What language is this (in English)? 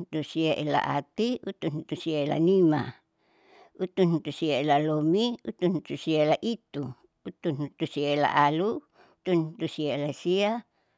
Saleman